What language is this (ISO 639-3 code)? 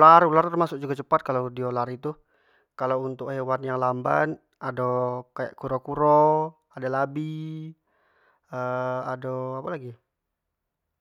jax